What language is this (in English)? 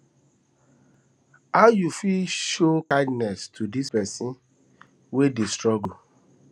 Nigerian Pidgin